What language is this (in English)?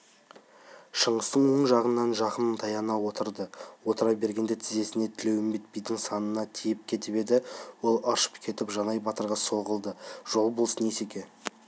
Kazakh